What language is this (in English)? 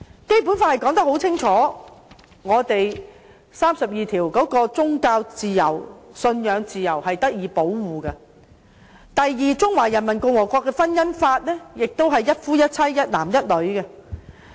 Cantonese